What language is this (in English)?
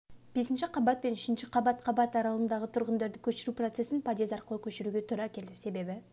Kazakh